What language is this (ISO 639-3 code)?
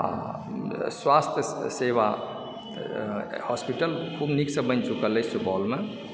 mai